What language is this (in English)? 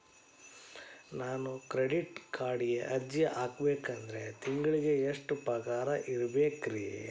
Kannada